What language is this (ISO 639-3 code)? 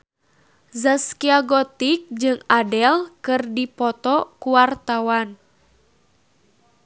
sun